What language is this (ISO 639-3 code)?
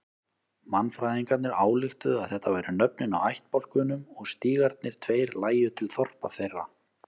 isl